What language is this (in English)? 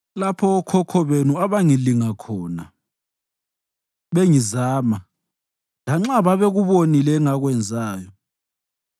North Ndebele